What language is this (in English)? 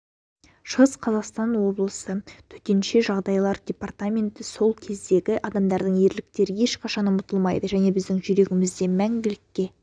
Kazakh